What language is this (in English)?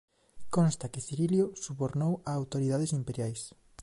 Galician